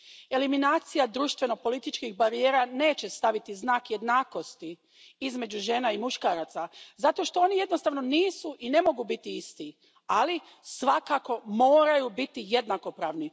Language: Croatian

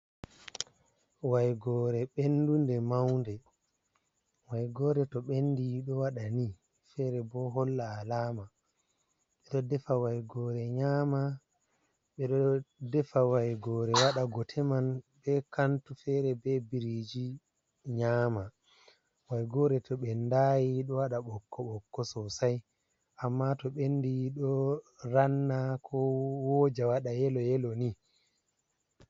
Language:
Fula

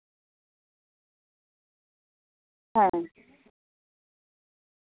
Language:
Santali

